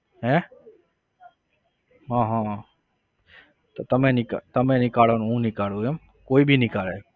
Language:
Gujarati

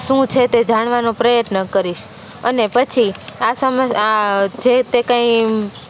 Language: Gujarati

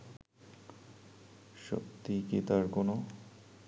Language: Bangla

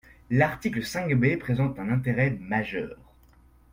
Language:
French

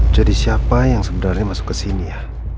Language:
Indonesian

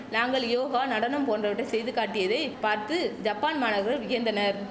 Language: Tamil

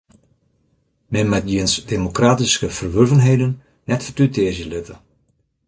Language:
Western Frisian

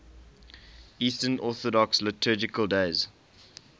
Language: English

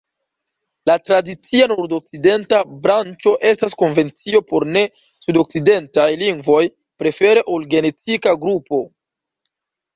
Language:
Esperanto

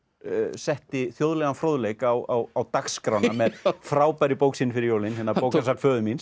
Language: Icelandic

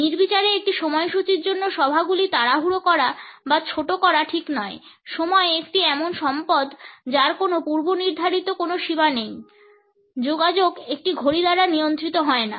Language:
Bangla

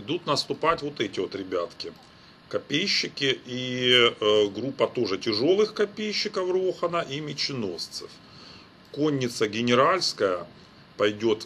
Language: Russian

